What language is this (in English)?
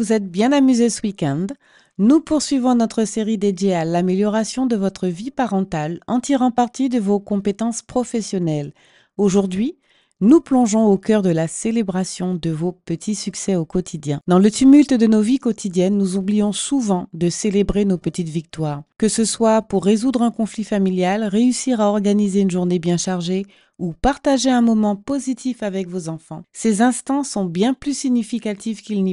French